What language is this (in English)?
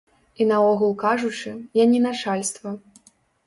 Belarusian